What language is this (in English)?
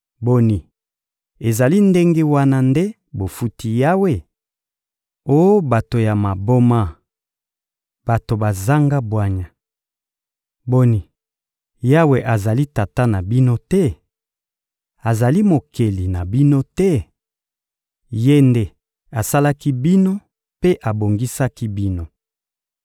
Lingala